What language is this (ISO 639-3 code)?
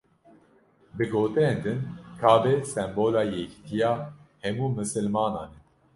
kur